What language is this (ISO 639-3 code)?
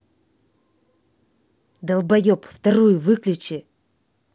rus